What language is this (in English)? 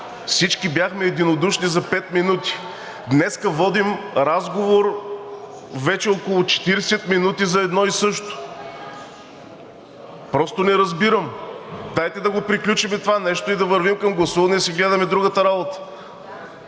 Bulgarian